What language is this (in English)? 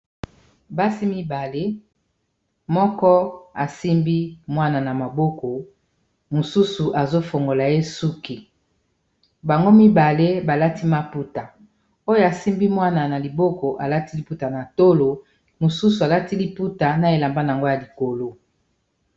Lingala